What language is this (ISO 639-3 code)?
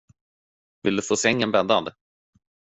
swe